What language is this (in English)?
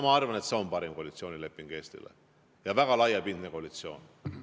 Estonian